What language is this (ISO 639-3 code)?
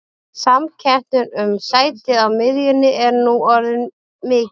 isl